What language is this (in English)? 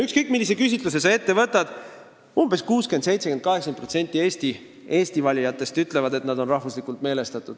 Estonian